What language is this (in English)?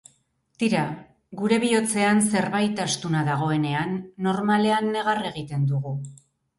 Basque